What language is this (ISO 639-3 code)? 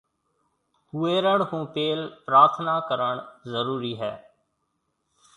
mve